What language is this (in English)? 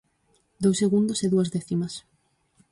Galician